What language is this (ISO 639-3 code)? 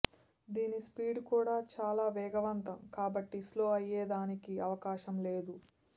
tel